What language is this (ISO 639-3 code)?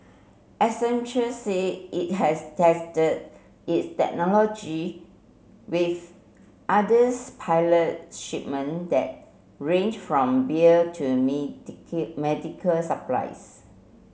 eng